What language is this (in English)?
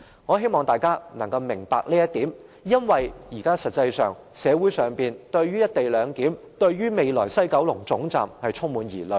Cantonese